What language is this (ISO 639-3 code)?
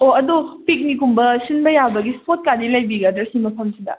mni